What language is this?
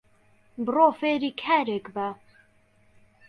Central Kurdish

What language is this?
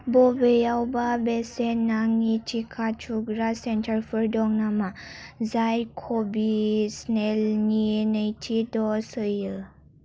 Bodo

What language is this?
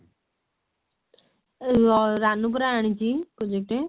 Odia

